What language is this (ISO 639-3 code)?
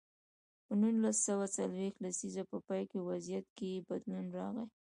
pus